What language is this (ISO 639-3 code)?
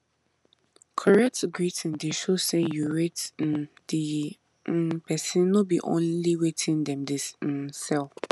pcm